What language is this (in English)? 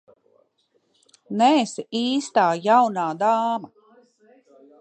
Latvian